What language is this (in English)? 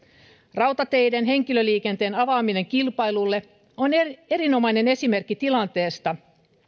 Finnish